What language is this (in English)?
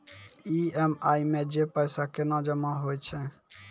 Maithili